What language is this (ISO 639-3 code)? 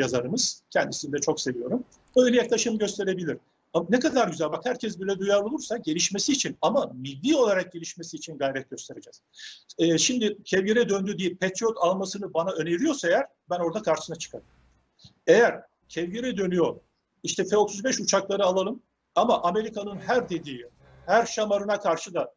tur